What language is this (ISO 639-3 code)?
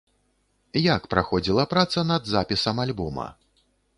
bel